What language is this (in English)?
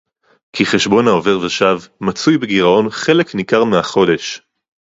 Hebrew